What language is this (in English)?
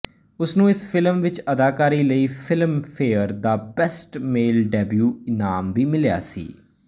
Punjabi